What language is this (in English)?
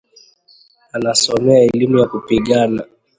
Swahili